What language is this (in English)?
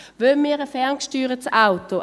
Swiss German